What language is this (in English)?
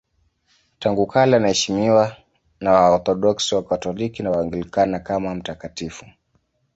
Swahili